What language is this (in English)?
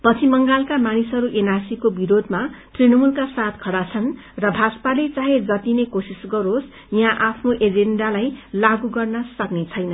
Nepali